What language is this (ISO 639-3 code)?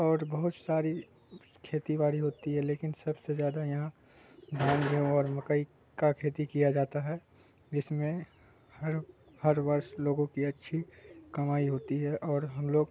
urd